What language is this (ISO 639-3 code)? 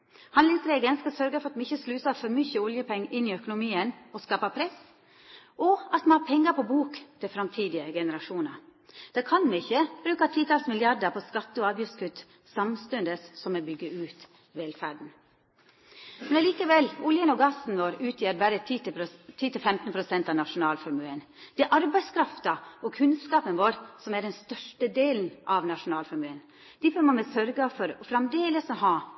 nno